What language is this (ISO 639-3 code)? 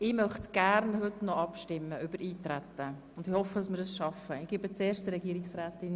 gsw